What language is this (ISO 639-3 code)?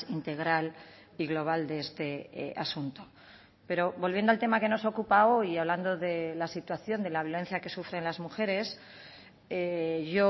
spa